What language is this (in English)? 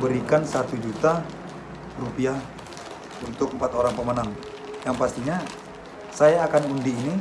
Indonesian